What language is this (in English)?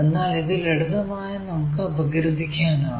Malayalam